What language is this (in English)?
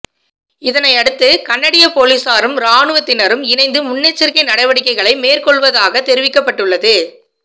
Tamil